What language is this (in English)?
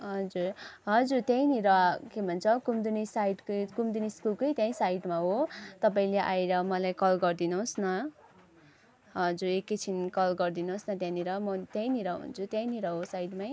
Nepali